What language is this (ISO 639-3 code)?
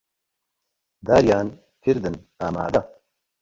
ckb